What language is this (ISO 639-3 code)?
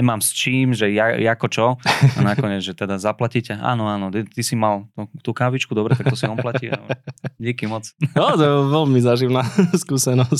slk